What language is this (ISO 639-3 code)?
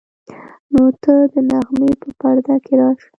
pus